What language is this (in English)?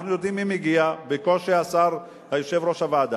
Hebrew